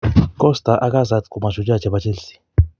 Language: Kalenjin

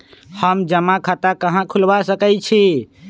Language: Magahi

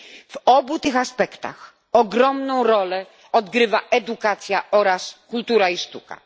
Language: Polish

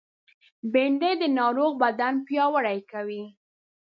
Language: Pashto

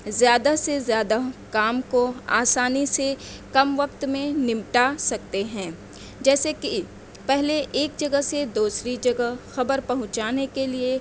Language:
Urdu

